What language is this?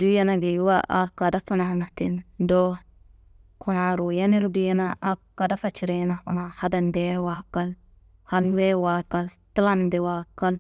Kanembu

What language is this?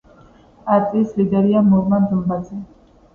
Georgian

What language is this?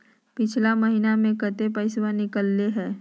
Magahi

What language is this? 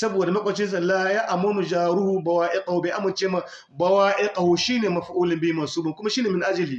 Hausa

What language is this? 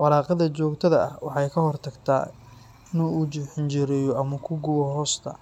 Somali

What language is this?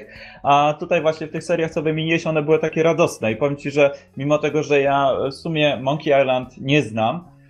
Polish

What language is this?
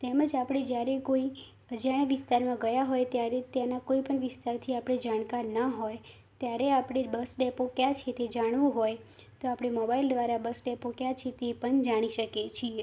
Gujarati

